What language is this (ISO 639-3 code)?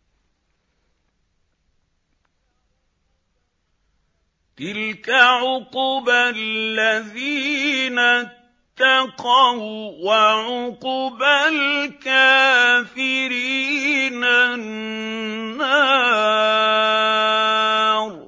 ara